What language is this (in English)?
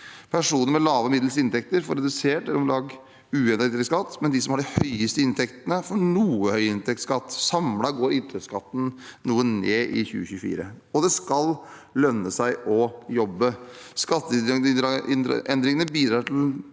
Norwegian